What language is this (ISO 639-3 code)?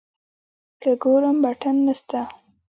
pus